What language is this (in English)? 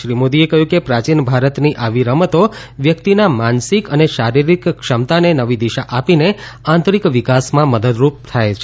Gujarati